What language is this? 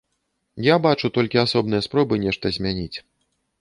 Belarusian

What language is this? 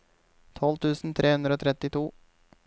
Norwegian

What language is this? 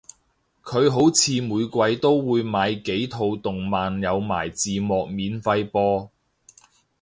Cantonese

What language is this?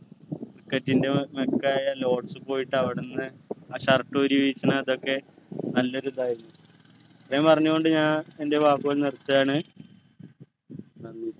Malayalam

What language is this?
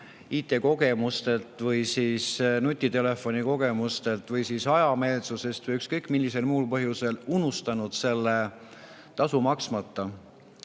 Estonian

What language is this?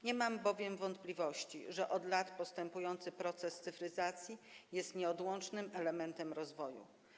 Polish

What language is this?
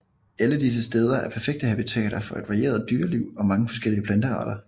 Danish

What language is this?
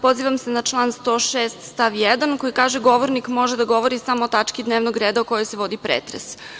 Serbian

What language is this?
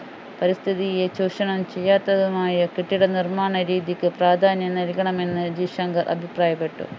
Malayalam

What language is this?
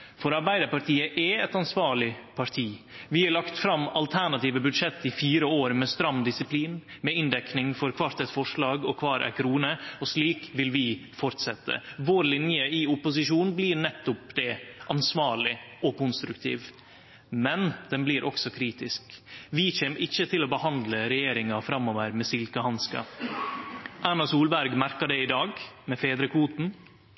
Norwegian Nynorsk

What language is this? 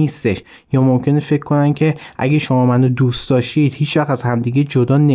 Persian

